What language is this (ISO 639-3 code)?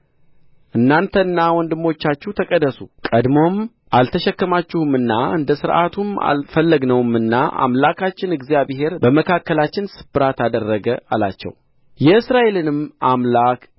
amh